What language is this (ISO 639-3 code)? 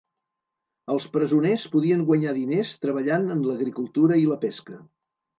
cat